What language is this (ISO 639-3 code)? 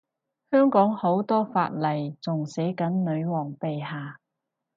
yue